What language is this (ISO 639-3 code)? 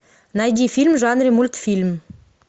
rus